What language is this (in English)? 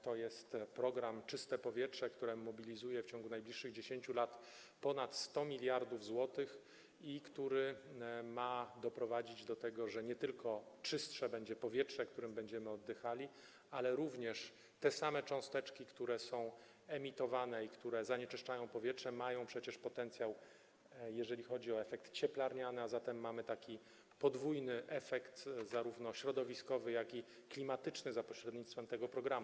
Polish